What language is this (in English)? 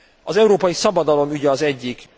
Hungarian